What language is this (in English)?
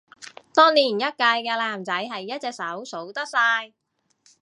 Cantonese